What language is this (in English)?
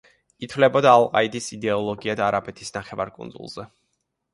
Georgian